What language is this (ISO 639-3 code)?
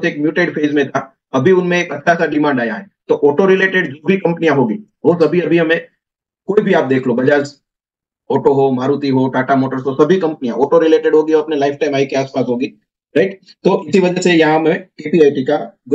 hin